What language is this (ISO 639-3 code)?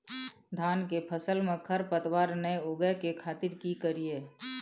mai